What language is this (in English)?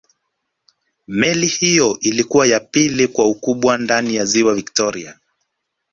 Swahili